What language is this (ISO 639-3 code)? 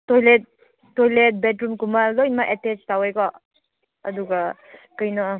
mni